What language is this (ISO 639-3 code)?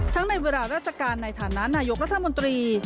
tha